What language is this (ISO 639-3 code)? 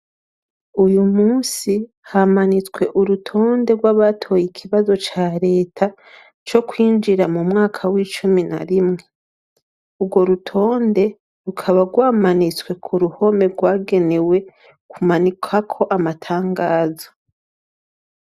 run